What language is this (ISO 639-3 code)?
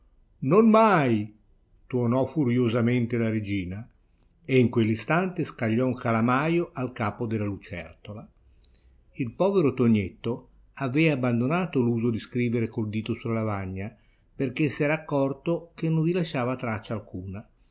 ita